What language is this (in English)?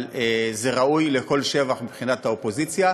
Hebrew